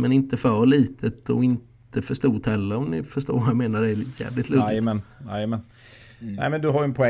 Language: Swedish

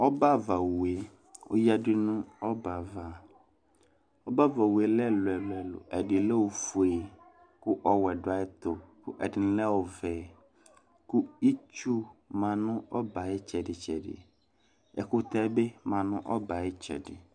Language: Ikposo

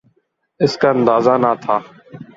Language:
Urdu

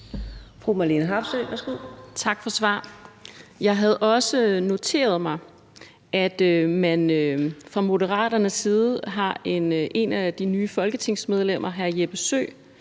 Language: Danish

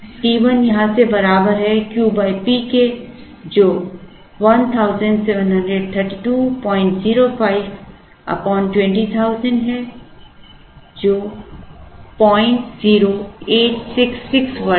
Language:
Hindi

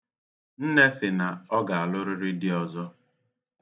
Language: Igbo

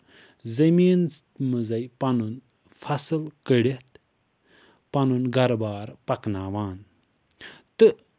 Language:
Kashmiri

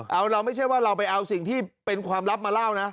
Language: Thai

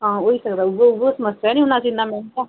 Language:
Dogri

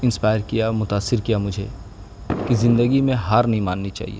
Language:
Urdu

